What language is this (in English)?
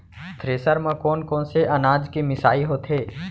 Chhattisgarhi